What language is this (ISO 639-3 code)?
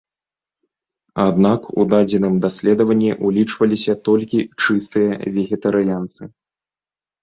bel